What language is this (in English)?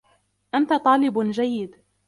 Arabic